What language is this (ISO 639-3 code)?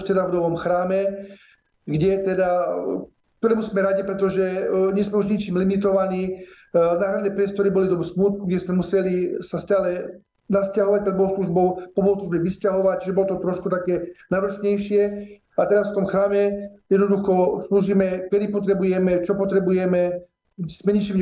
slk